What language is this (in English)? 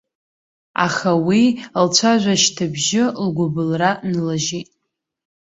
Abkhazian